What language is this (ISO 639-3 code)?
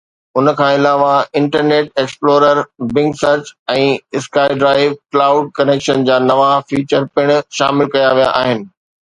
snd